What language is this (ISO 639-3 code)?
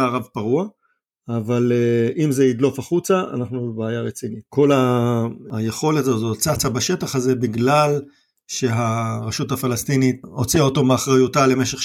heb